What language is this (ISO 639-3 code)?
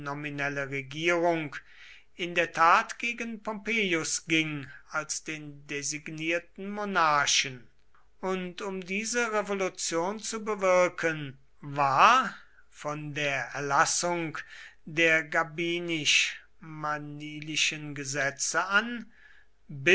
deu